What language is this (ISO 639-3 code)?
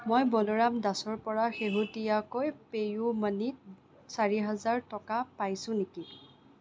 asm